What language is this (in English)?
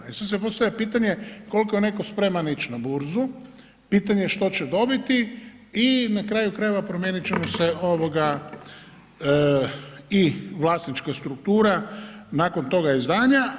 Croatian